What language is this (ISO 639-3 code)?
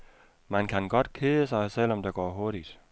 dan